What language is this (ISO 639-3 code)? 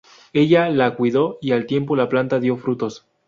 spa